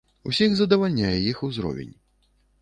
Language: Belarusian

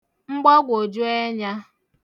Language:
Igbo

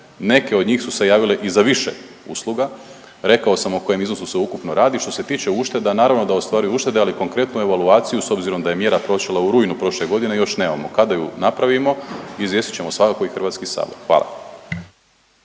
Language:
Croatian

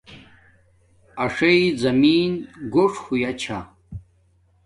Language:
Domaaki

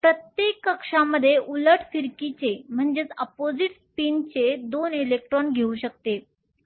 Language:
Marathi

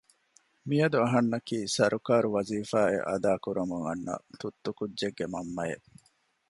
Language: Divehi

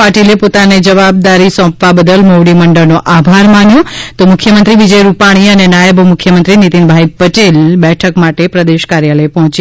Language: Gujarati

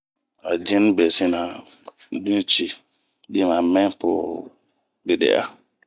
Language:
Bomu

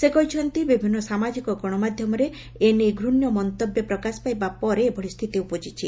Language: Odia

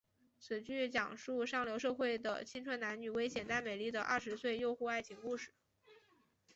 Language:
Chinese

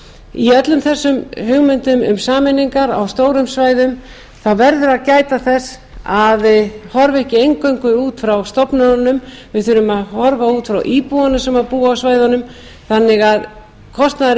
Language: Icelandic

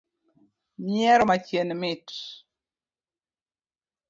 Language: Luo (Kenya and Tanzania)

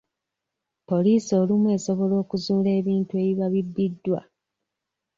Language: Ganda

